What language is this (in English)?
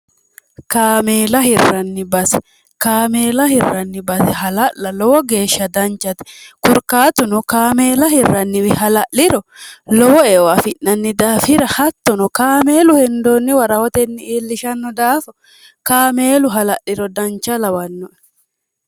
Sidamo